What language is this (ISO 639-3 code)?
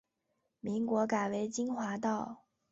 zho